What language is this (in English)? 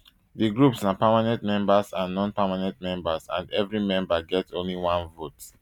Nigerian Pidgin